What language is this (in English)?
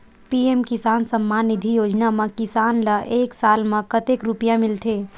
Chhattisgarhi